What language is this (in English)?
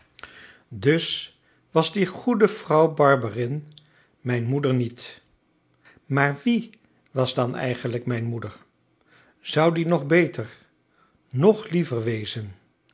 Dutch